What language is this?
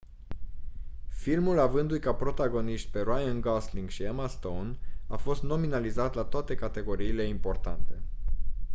Romanian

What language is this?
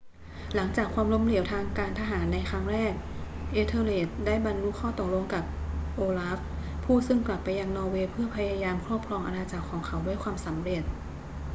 Thai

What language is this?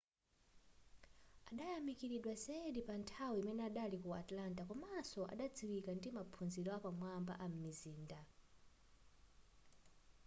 Nyanja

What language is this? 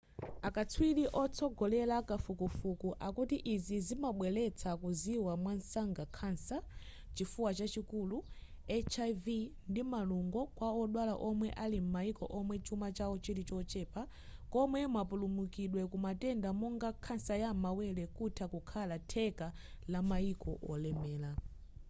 Nyanja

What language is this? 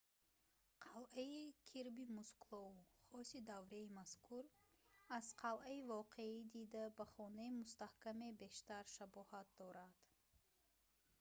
Tajik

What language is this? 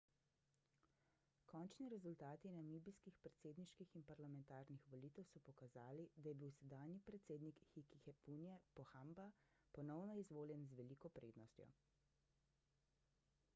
Slovenian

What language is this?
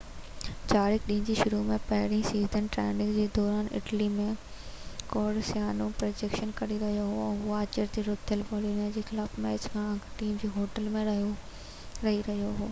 Sindhi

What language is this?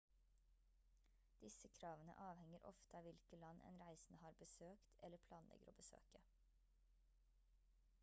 Norwegian Bokmål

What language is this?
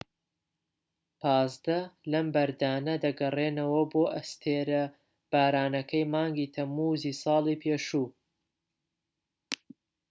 Central Kurdish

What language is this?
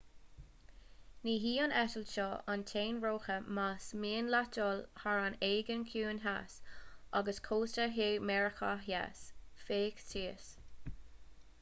Irish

